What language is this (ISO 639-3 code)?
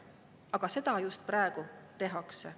est